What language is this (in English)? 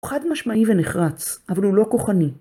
Hebrew